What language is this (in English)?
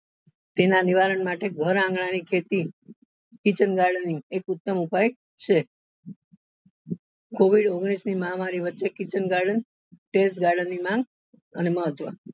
Gujarati